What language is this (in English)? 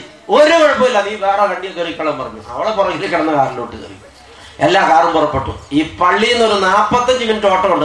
English